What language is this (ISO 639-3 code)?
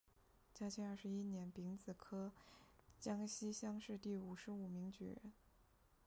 zho